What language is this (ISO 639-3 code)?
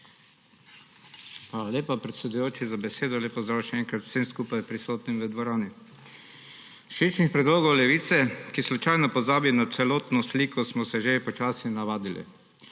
slv